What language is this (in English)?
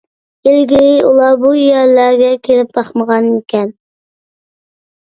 Uyghur